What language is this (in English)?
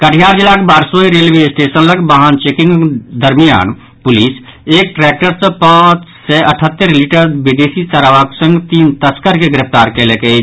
Maithili